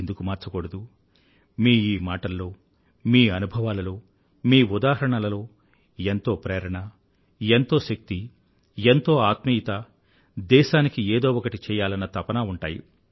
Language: Telugu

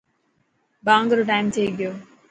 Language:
Dhatki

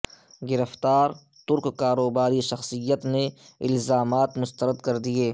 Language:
Urdu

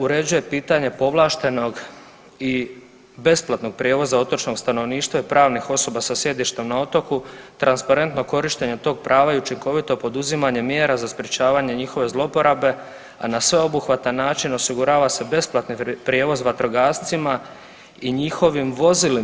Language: Croatian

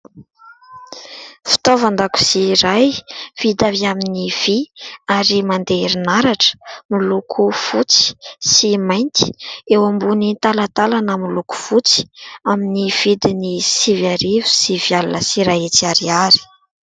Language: Malagasy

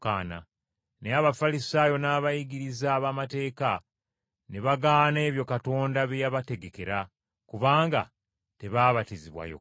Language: Ganda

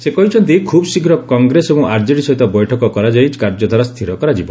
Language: Odia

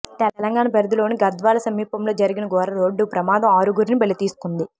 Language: Telugu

